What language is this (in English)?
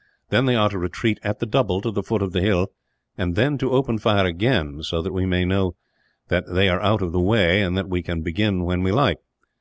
English